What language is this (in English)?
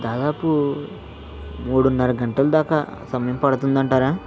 Telugu